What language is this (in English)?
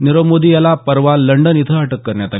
Marathi